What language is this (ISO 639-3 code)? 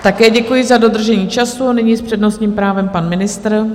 ces